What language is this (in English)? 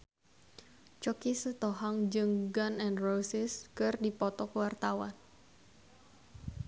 Sundanese